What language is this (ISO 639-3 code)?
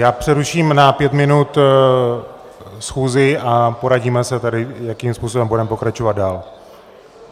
ces